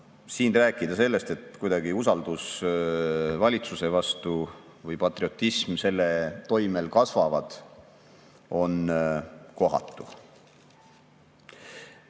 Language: Estonian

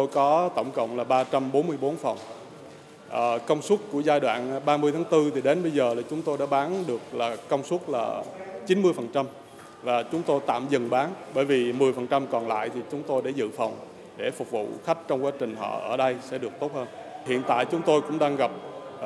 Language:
Vietnamese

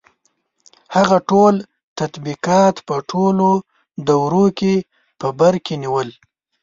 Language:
Pashto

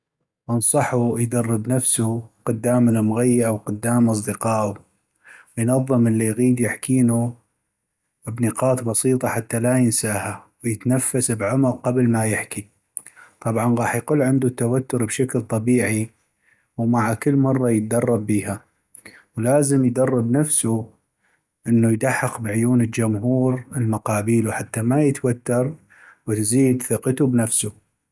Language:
North Mesopotamian Arabic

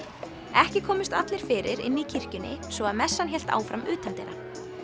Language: Icelandic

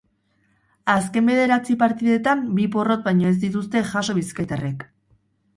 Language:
Basque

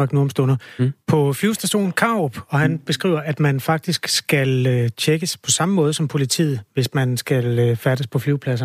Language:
Danish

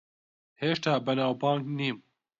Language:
Central Kurdish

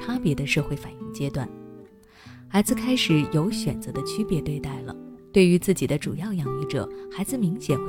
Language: Chinese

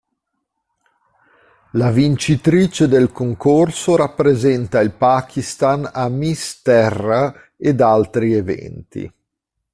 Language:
Italian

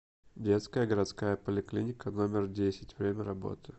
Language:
Russian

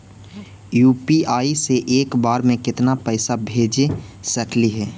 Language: Magahi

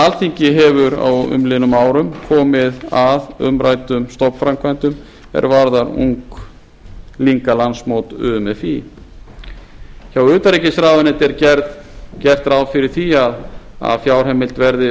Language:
Icelandic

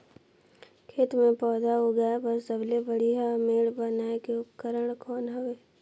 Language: Chhattisgarhi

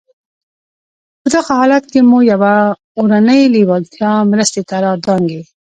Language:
Pashto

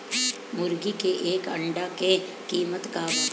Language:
Bhojpuri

